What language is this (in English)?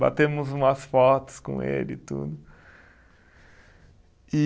Portuguese